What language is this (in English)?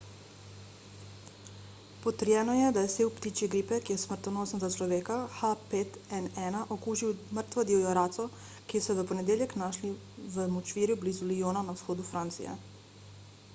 Slovenian